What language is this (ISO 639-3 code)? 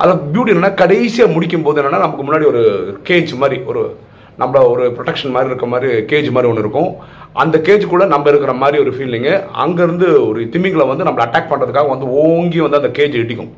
tam